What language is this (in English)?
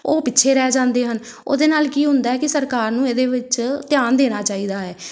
Punjabi